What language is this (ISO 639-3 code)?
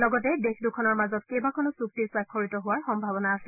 asm